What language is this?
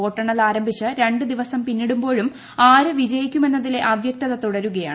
Malayalam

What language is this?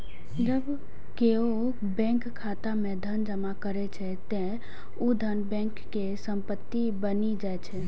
Maithili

